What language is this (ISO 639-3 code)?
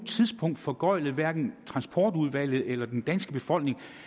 dan